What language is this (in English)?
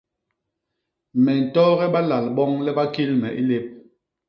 Basaa